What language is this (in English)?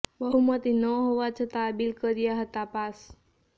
Gujarati